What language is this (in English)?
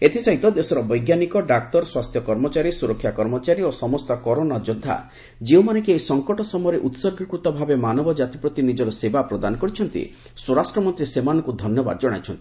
Odia